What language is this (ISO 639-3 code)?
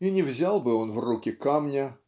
rus